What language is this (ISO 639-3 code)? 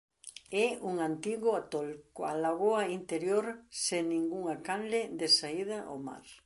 glg